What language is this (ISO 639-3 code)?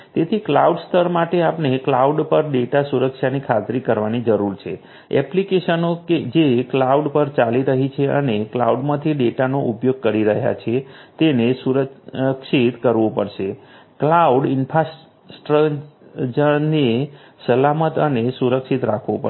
guj